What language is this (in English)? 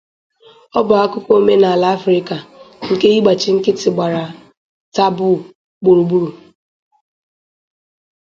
Igbo